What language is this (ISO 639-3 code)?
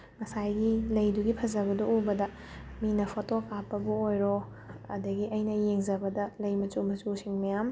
mni